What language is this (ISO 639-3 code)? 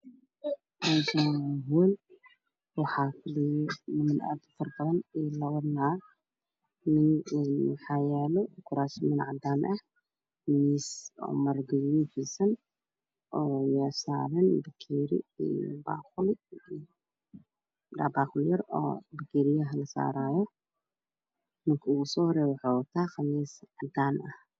som